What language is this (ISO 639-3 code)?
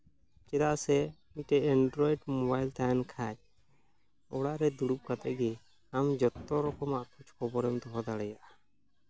sat